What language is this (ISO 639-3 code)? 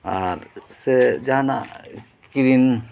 sat